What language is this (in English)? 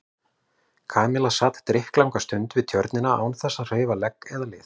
Icelandic